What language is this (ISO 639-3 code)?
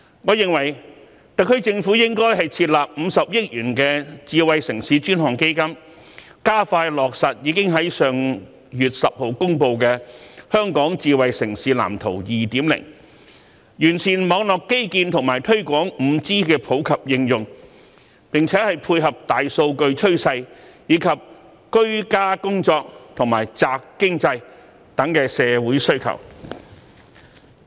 yue